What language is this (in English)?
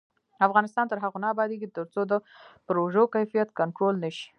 Pashto